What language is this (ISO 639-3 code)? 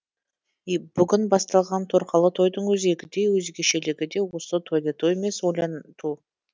kaz